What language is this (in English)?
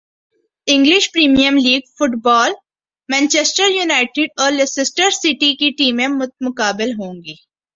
Urdu